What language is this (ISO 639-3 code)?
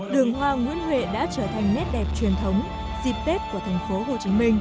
vie